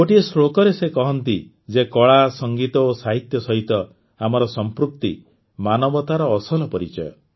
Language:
Odia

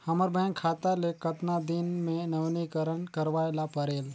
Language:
Chhattisgarhi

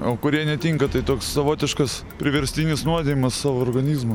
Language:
Lithuanian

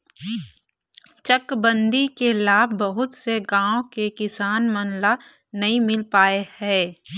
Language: Chhattisgarhi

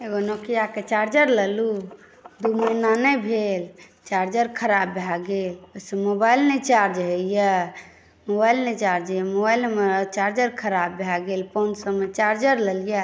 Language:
Maithili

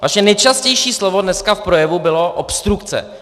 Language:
Czech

